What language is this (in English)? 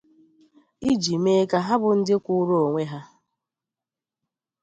Igbo